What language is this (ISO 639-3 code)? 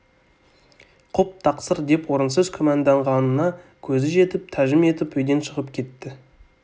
kaz